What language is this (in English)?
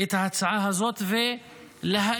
Hebrew